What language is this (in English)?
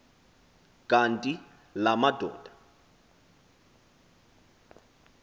Xhosa